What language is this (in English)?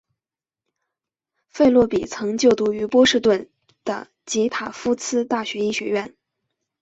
Chinese